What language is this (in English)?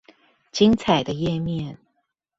Chinese